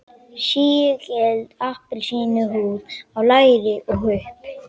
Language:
Icelandic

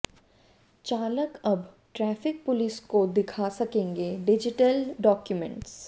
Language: Hindi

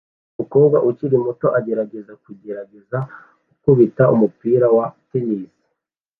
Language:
Kinyarwanda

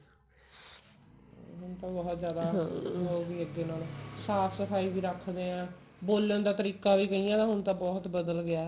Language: Punjabi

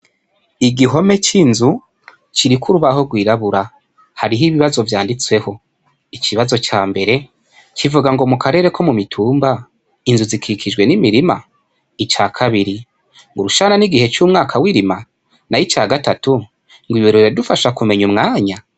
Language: Rundi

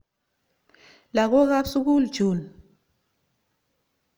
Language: Kalenjin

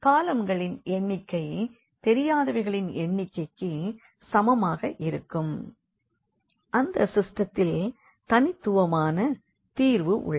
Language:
Tamil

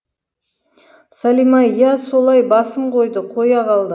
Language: Kazakh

